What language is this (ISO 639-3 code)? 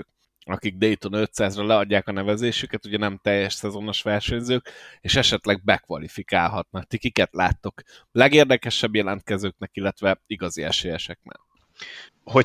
hun